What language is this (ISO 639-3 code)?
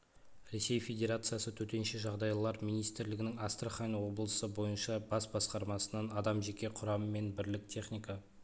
kaz